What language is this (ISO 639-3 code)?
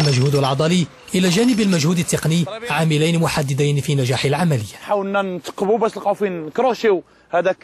ara